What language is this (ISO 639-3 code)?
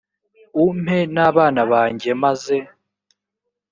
kin